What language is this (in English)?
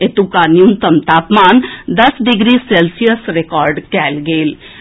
Maithili